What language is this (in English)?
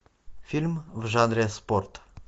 Russian